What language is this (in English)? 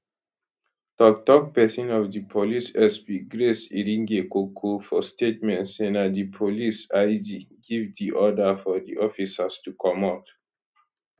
Nigerian Pidgin